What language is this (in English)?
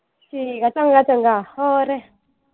Punjabi